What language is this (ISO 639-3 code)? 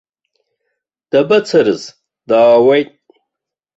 abk